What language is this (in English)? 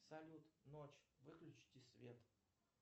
Russian